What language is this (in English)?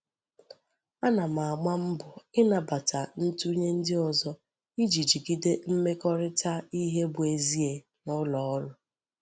Igbo